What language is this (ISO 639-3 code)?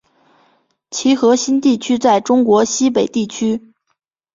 zho